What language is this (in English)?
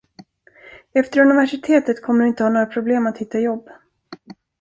Swedish